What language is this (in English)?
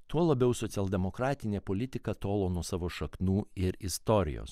Lithuanian